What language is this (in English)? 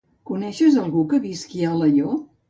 Catalan